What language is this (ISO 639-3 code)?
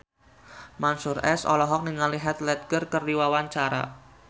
sun